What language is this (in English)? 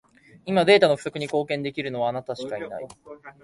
Japanese